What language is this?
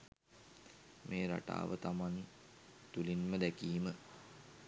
Sinhala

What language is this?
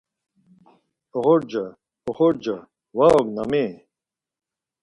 Laz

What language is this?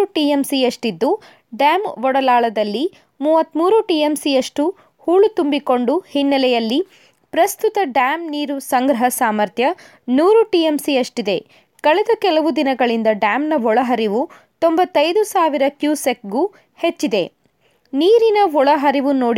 Kannada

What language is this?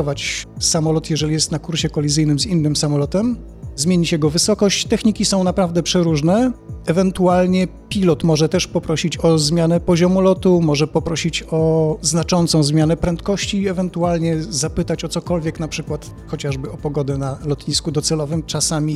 Polish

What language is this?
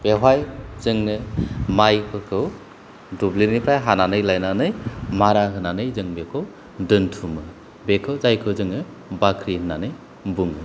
Bodo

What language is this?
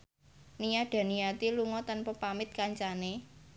Javanese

